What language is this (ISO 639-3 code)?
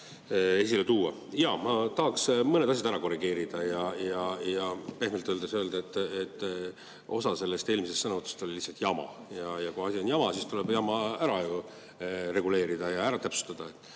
est